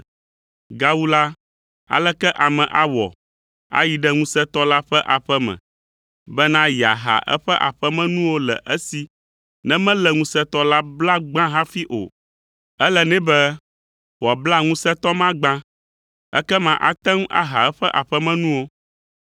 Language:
Ewe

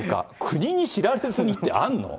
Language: Japanese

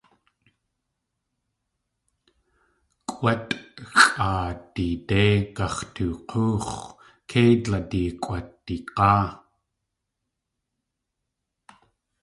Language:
Tlingit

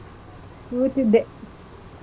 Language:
Kannada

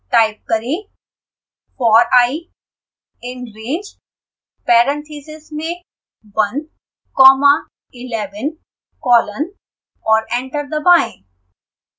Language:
Hindi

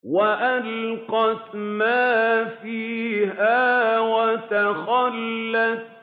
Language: Arabic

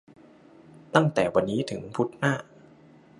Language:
Thai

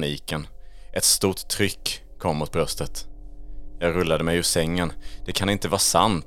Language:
Swedish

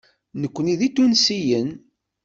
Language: Kabyle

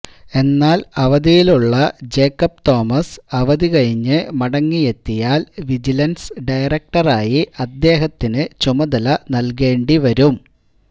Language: Malayalam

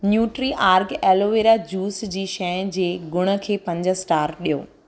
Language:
Sindhi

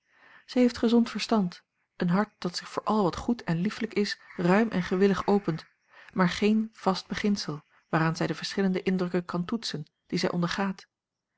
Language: Dutch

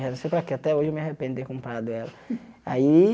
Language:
Portuguese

